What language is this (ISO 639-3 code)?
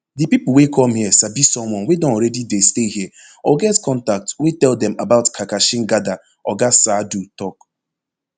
pcm